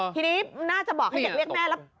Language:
Thai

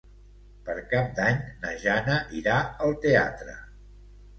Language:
Catalan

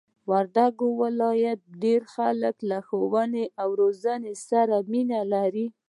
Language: Pashto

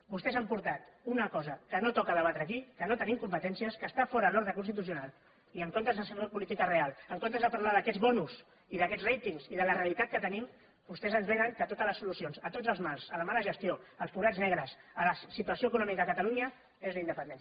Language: Catalan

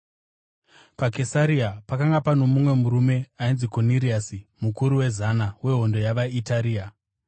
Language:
Shona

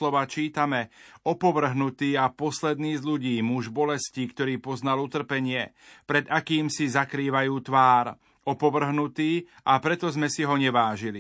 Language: Slovak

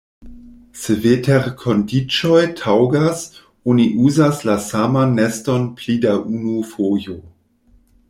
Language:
Esperanto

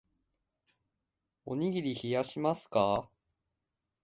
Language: Japanese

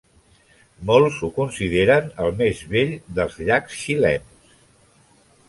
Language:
Catalan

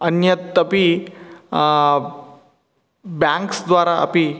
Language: Sanskrit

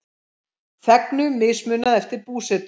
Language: Icelandic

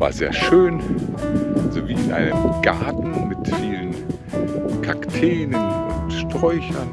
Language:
German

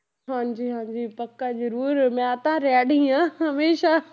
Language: Punjabi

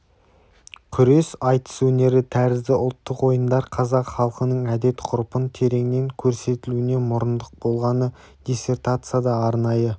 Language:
Kazakh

